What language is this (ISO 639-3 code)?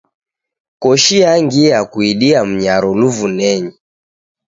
dav